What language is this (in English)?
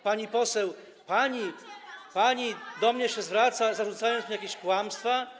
Polish